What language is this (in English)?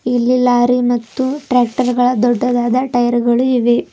Kannada